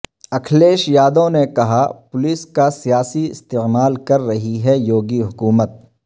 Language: Urdu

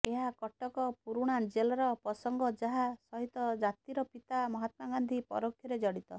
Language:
Odia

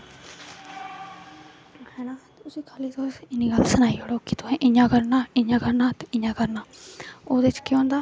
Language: Dogri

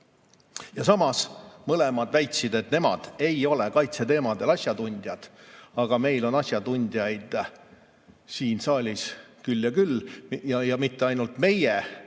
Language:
Estonian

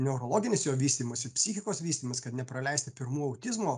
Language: Lithuanian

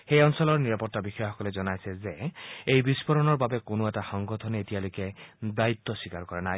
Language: Assamese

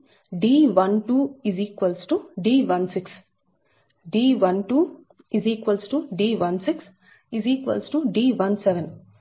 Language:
Telugu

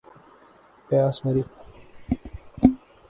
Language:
Urdu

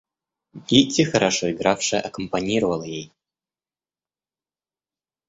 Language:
Russian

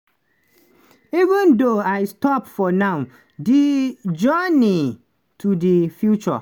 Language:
Nigerian Pidgin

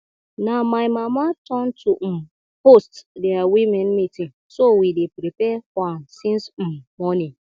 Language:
Nigerian Pidgin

